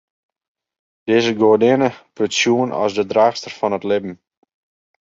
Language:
Western Frisian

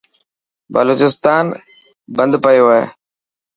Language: Dhatki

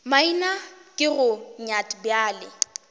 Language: Northern Sotho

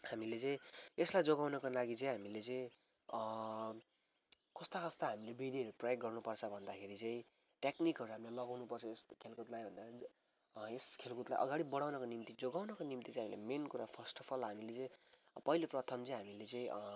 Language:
Nepali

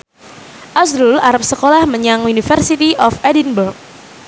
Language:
Javanese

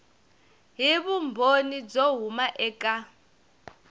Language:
Tsonga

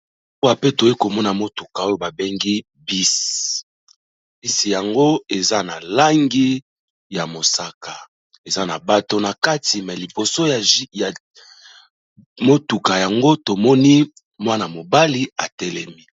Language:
Lingala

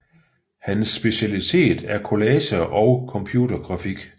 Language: Danish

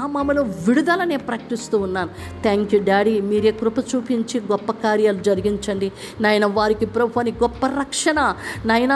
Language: Telugu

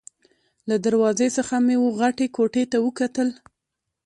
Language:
Pashto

